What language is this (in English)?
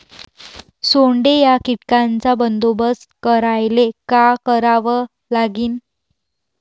Marathi